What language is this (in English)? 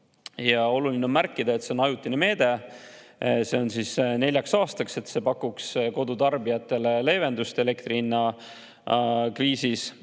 Estonian